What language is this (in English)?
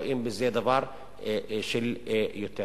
Hebrew